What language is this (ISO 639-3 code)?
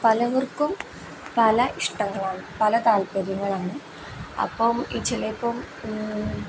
mal